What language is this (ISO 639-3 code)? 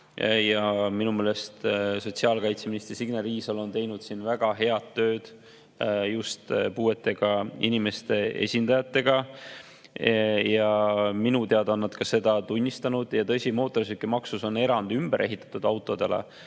est